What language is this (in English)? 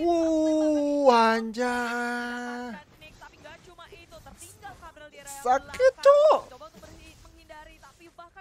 Indonesian